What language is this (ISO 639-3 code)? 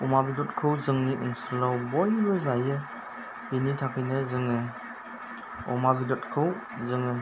brx